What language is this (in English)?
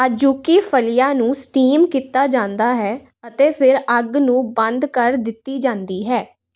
Punjabi